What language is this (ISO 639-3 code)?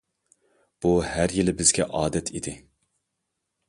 uig